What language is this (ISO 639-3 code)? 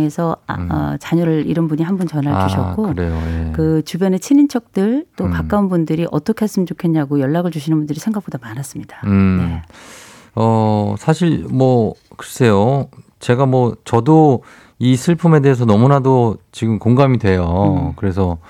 kor